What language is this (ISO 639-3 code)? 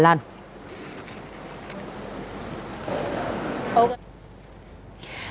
vie